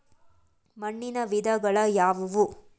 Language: Kannada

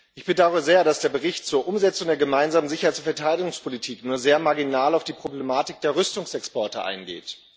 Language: German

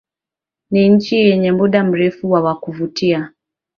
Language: Swahili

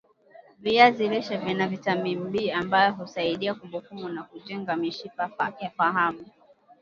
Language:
Swahili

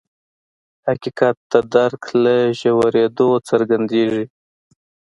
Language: Pashto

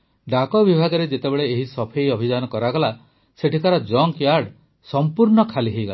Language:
Odia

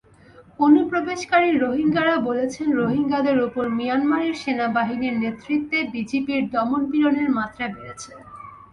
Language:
Bangla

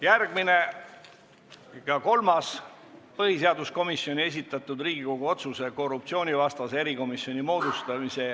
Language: Estonian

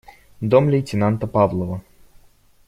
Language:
Russian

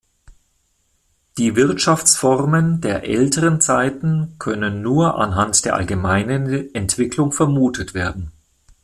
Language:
German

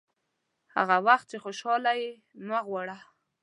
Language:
Pashto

